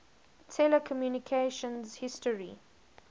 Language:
English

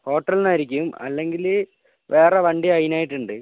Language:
Malayalam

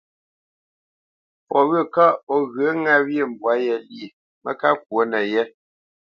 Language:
Bamenyam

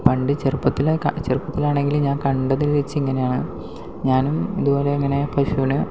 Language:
Malayalam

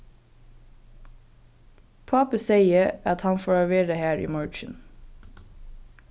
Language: Faroese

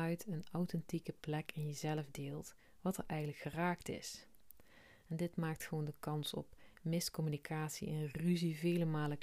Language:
Dutch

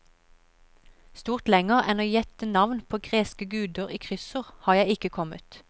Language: Norwegian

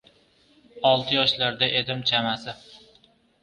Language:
Uzbek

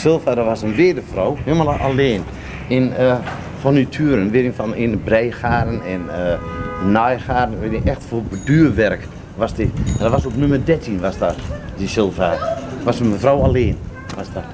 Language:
Dutch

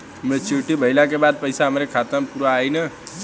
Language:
Bhojpuri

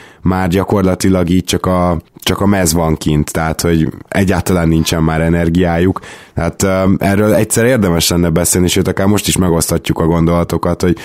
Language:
Hungarian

